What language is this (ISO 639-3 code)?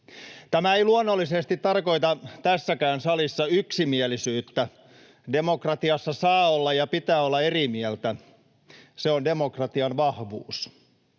fin